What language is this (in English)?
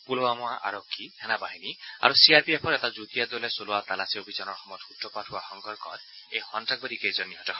Assamese